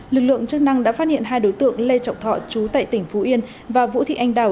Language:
Vietnamese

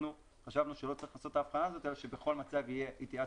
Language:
Hebrew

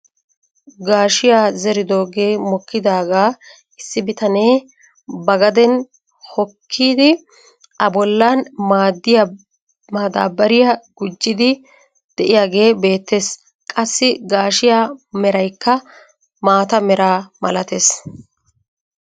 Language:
Wolaytta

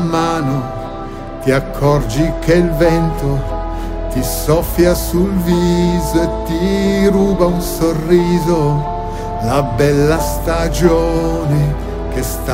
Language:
Italian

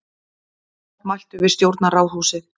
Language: Icelandic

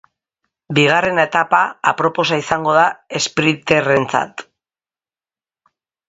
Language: Basque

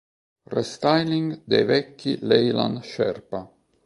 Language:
Italian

